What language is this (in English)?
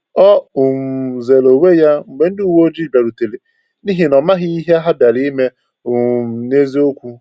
Igbo